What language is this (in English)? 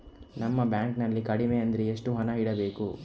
Kannada